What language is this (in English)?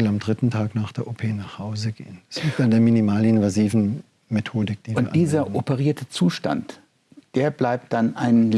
German